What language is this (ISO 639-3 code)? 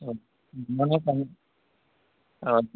asm